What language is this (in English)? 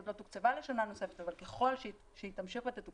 Hebrew